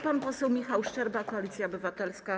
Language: Polish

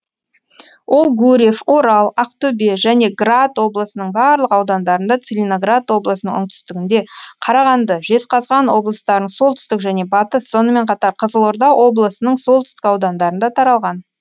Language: Kazakh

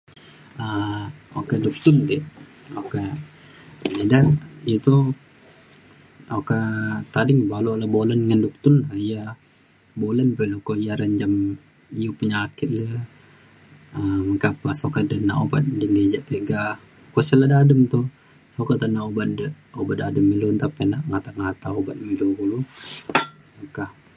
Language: Mainstream Kenyah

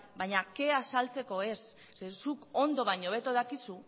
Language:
Basque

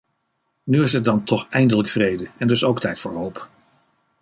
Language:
Dutch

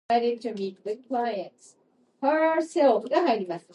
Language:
English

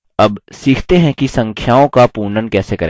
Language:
Hindi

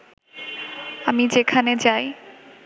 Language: Bangla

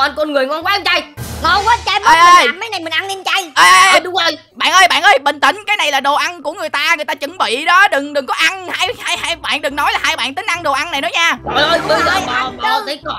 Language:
Vietnamese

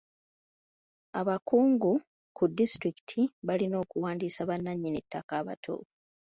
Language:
Ganda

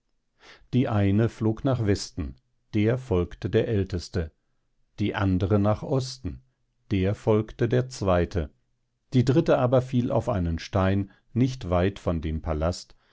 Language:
German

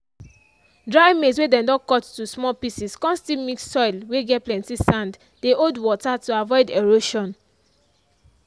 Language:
Nigerian Pidgin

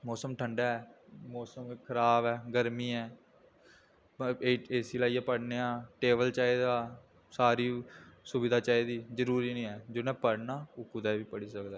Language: Dogri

